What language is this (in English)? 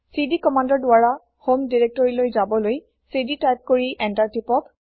Assamese